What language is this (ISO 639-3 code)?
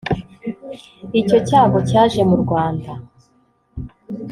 kin